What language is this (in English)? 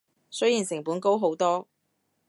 Cantonese